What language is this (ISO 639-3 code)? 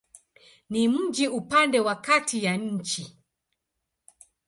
swa